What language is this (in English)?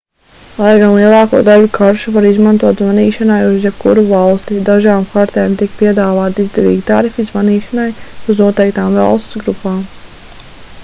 Latvian